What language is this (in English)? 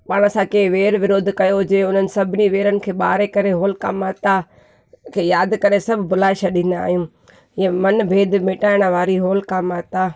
Sindhi